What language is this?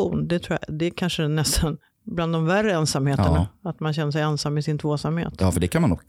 Swedish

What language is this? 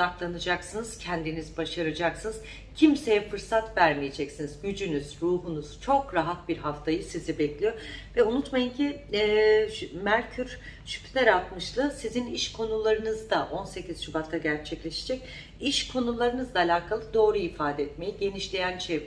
Turkish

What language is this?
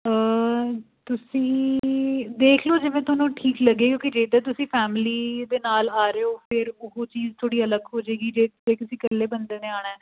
Punjabi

